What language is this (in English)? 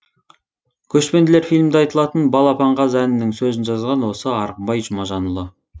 Kazakh